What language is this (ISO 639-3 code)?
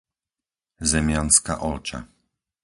slk